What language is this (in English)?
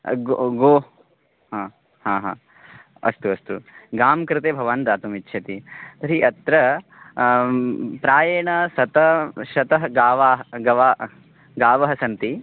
Sanskrit